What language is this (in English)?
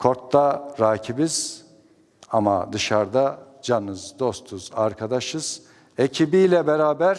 Turkish